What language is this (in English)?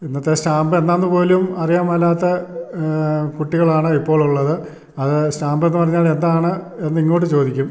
Malayalam